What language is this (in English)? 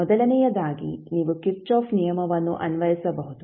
Kannada